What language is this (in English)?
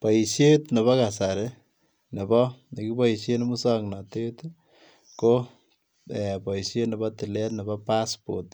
Kalenjin